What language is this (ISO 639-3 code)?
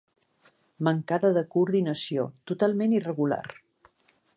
cat